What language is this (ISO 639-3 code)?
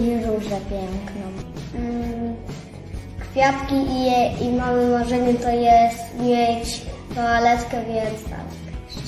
pol